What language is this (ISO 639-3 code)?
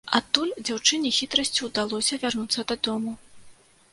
bel